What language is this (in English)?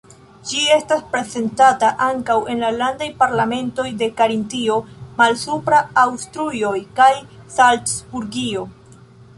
Esperanto